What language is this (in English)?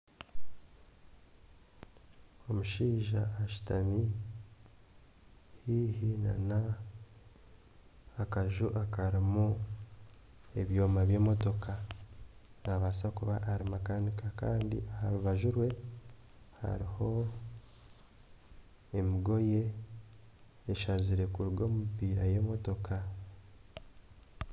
Nyankole